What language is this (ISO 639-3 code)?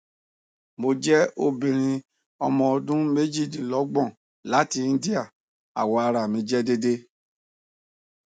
yor